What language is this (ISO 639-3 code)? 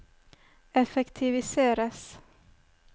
nor